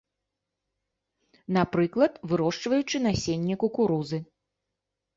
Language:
Belarusian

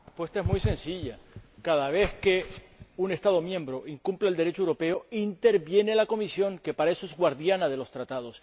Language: Spanish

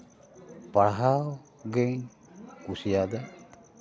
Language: Santali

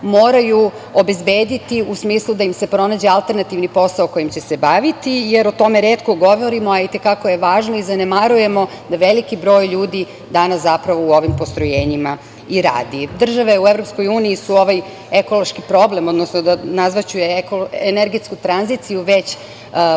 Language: Serbian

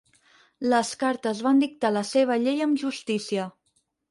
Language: Catalan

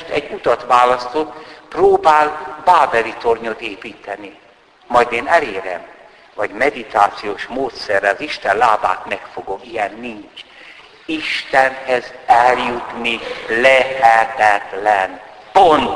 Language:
Hungarian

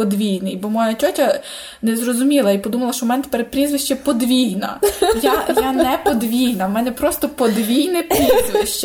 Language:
Ukrainian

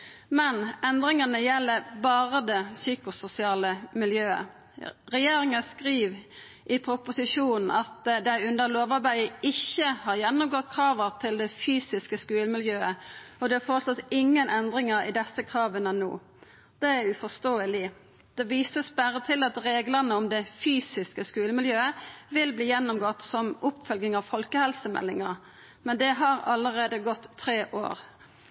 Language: Norwegian Nynorsk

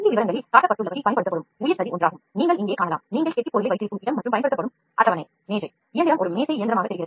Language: Tamil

